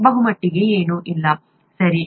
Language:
Kannada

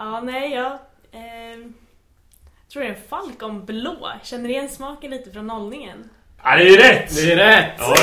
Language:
Swedish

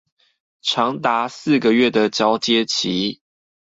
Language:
Chinese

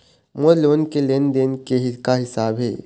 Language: Chhattisgarhi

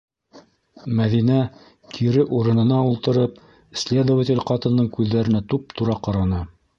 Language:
Bashkir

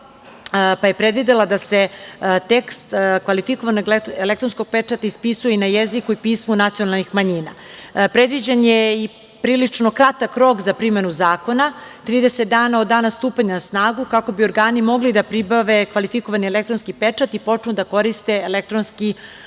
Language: Serbian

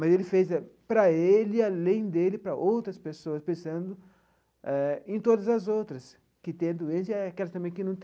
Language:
Portuguese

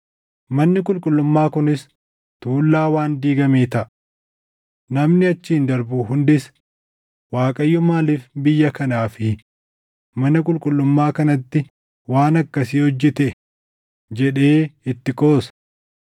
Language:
Oromo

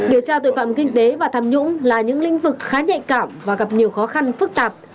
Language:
Vietnamese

